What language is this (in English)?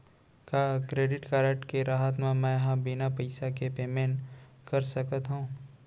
Chhattisgarhi